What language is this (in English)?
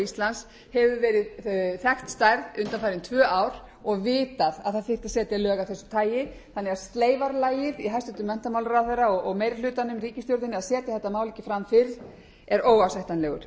Icelandic